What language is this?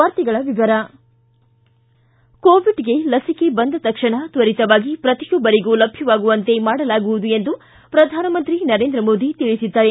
Kannada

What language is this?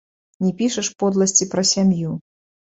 Belarusian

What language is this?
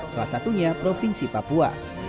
Indonesian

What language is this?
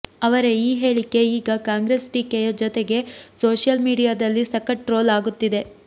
Kannada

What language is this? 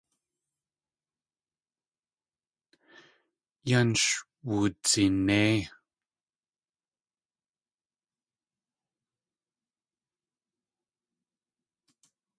Tlingit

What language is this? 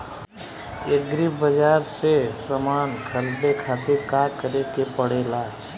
Bhojpuri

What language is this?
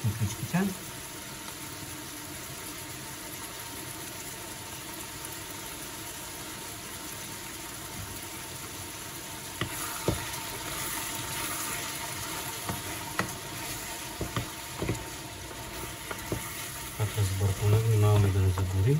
Bulgarian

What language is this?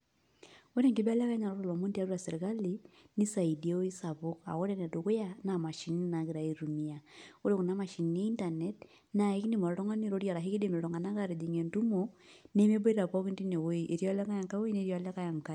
Masai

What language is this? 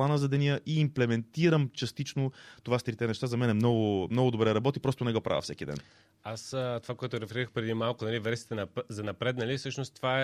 Bulgarian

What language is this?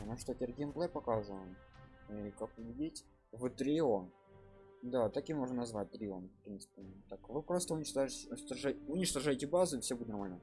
Russian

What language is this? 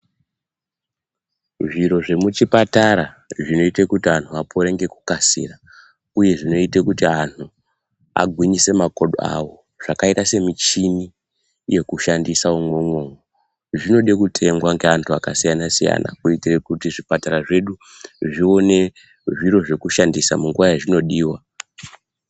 Ndau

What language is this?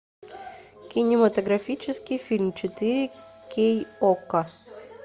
Russian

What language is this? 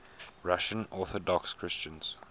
English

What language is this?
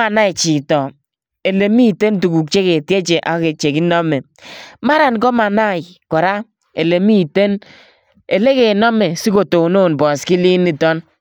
Kalenjin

